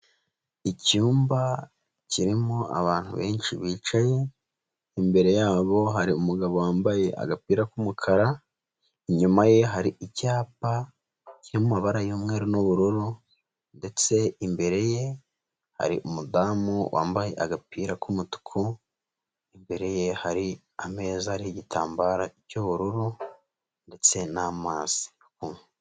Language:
Kinyarwanda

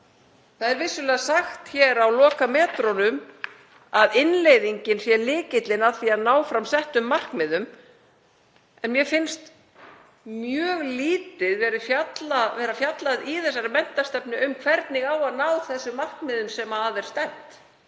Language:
Icelandic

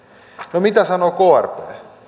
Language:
Finnish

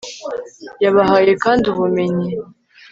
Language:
Kinyarwanda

